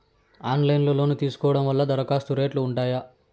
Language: Telugu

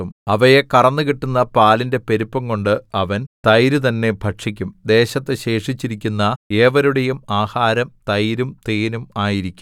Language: Malayalam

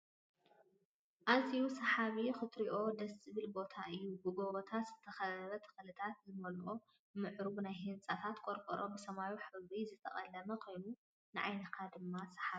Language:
Tigrinya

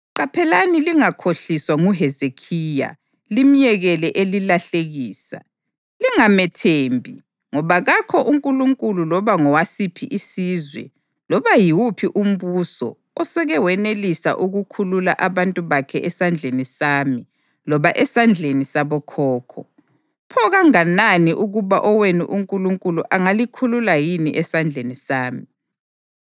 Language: North Ndebele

